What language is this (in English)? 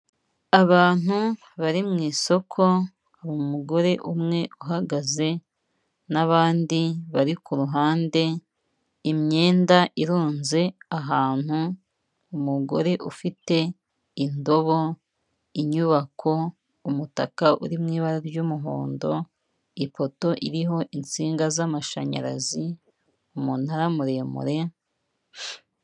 Kinyarwanda